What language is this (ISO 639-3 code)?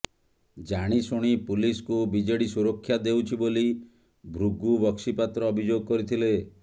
ori